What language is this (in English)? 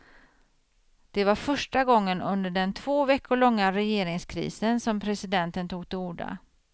Swedish